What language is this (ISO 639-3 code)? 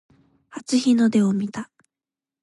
jpn